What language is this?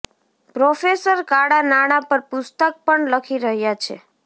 Gujarati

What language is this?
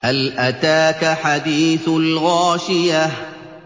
Arabic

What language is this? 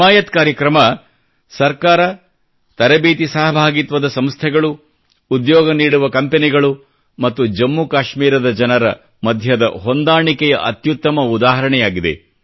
Kannada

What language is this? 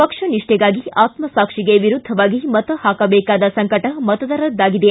Kannada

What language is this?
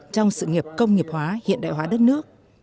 Vietnamese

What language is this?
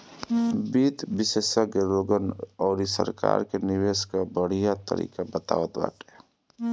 Bhojpuri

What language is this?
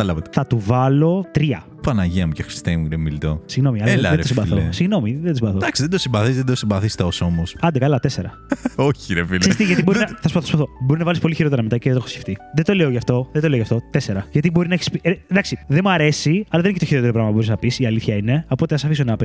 Greek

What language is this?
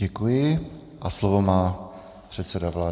Czech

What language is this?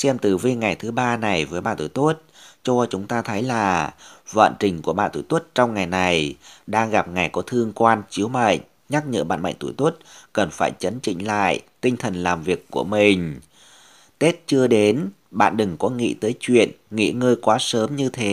Vietnamese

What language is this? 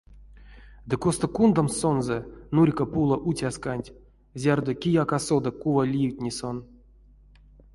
Erzya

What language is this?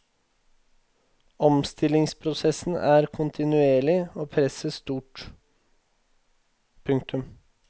Norwegian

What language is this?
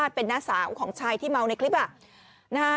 Thai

